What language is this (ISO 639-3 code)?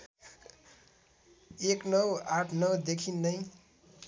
nep